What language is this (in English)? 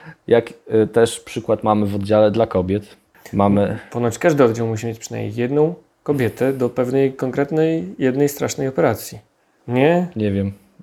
Polish